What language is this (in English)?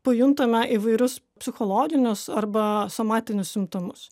Lithuanian